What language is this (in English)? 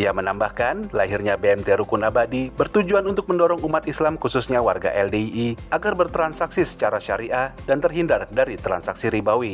Indonesian